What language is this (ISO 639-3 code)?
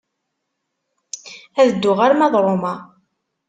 kab